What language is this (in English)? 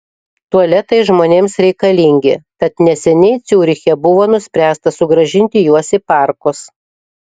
Lithuanian